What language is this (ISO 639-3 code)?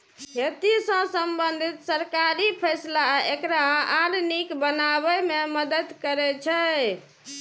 mai